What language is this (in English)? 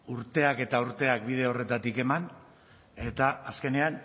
Basque